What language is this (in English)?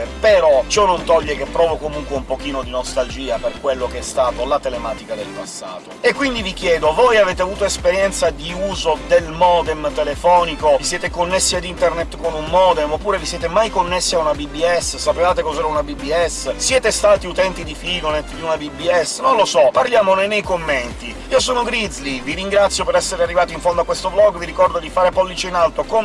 Italian